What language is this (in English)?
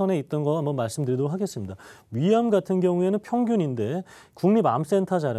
Korean